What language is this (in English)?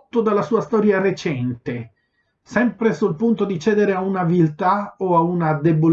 Italian